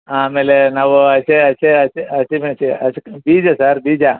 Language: Kannada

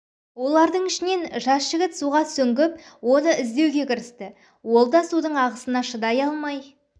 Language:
Kazakh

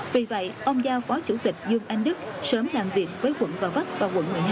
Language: Vietnamese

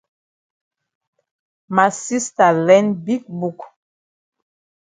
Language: Cameroon Pidgin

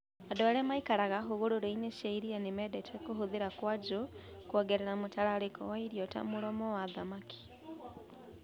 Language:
Kikuyu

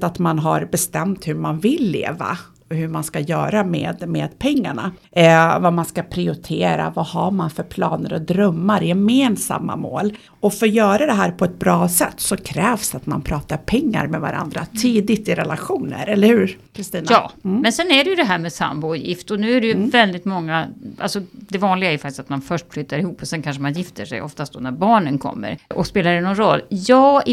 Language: Swedish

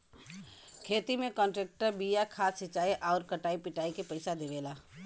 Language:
Bhojpuri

